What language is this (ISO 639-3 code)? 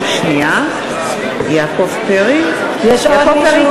heb